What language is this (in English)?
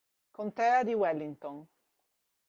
Italian